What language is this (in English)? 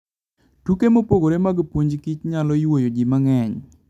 Luo (Kenya and Tanzania)